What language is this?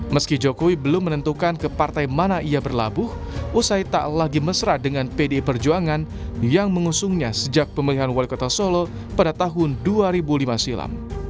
Indonesian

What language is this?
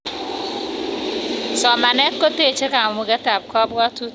Kalenjin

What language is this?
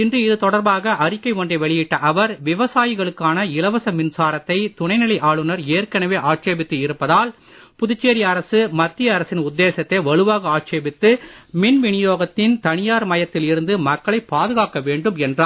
Tamil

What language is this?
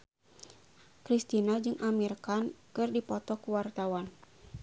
Sundanese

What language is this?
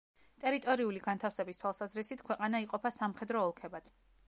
Georgian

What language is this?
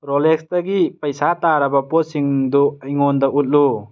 Manipuri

